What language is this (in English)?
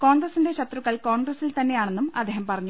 Malayalam